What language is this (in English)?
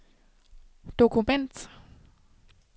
Danish